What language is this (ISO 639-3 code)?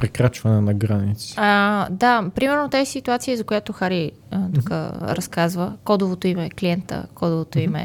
bul